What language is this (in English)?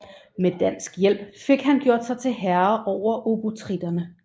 Danish